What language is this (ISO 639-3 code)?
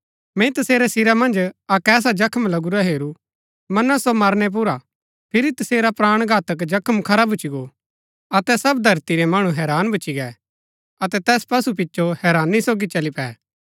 gbk